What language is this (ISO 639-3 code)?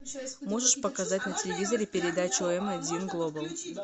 rus